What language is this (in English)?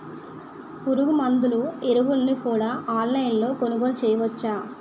Telugu